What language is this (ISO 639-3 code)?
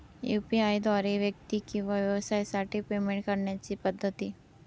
mar